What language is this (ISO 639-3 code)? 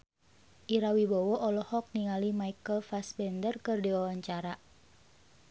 sun